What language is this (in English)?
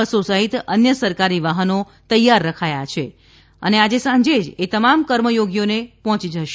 Gujarati